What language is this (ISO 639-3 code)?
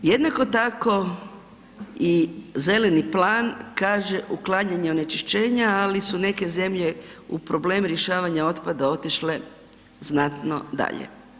hrv